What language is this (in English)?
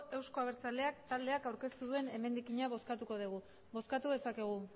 Basque